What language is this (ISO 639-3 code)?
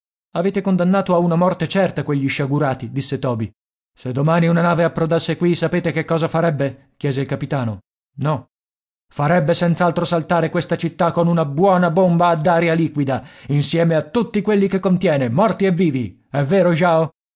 ita